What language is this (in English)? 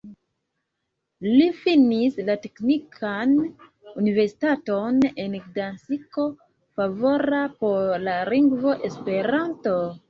Esperanto